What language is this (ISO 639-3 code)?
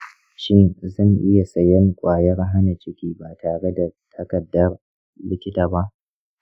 hau